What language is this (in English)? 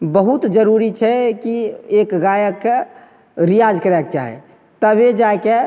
Maithili